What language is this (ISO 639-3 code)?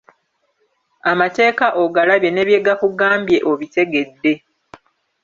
lug